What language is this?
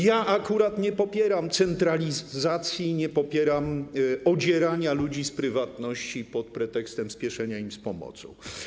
Polish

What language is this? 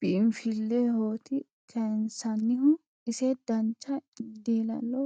Sidamo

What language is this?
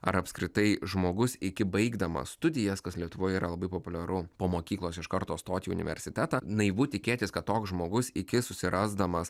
Lithuanian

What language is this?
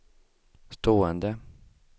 Swedish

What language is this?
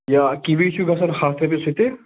Kashmiri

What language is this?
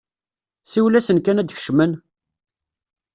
Kabyle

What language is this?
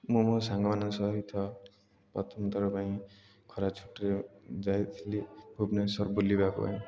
Odia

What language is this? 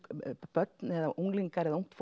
Icelandic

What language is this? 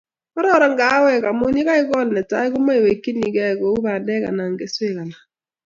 Kalenjin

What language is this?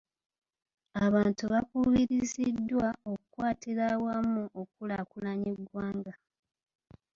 Ganda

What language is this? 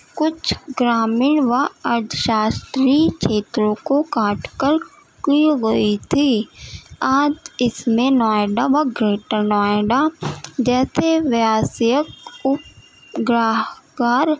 Urdu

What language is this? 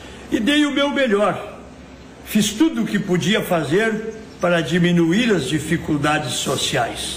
Portuguese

